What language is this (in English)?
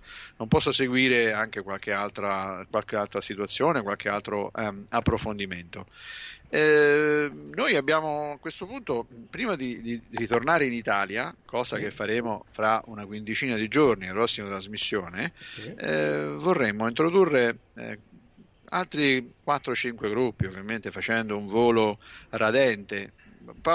Italian